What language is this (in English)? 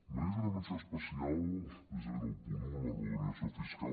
Catalan